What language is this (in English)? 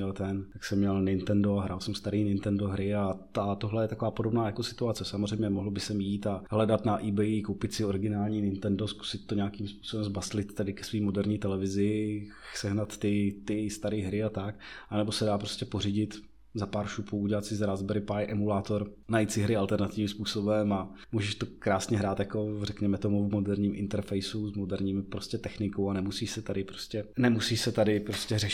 Czech